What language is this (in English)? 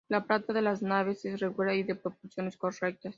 Spanish